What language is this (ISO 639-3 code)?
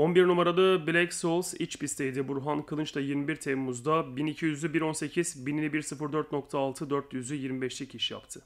tur